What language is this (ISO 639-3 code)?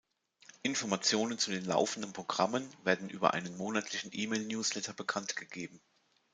deu